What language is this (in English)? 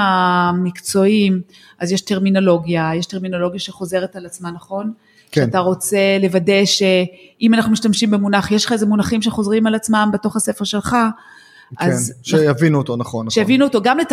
Hebrew